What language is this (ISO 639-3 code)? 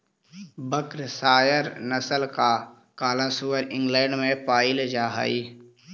mag